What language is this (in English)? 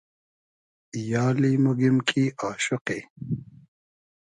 Hazaragi